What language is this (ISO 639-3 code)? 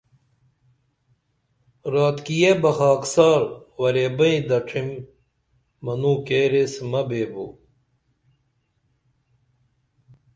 dml